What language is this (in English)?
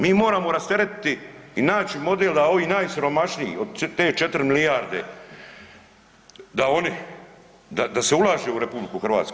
Croatian